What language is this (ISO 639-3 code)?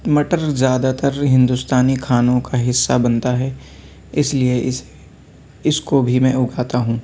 urd